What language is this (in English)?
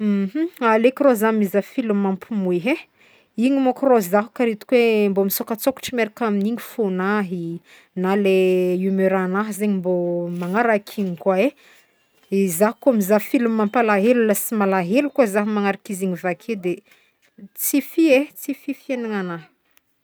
Northern Betsimisaraka Malagasy